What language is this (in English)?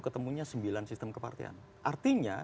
Indonesian